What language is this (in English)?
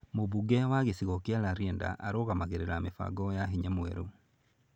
Kikuyu